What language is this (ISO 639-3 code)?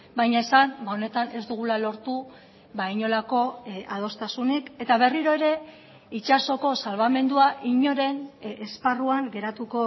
eus